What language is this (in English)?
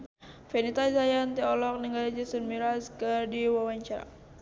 Sundanese